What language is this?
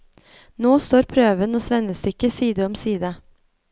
Norwegian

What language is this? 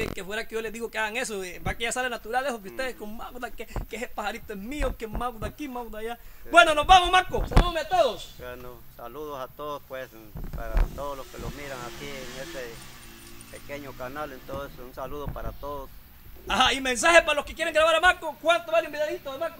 Spanish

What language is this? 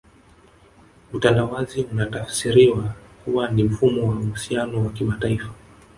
Swahili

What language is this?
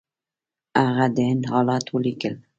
Pashto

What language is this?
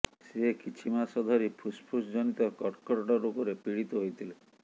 Odia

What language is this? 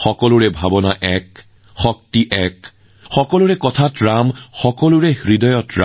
Assamese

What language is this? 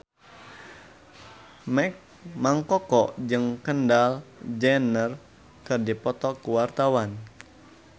Sundanese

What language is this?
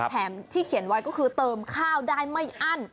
Thai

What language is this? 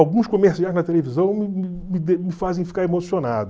Portuguese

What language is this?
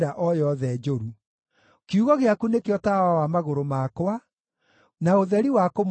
Kikuyu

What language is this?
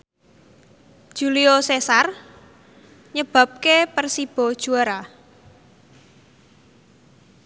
Javanese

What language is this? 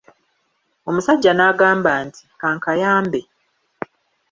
Ganda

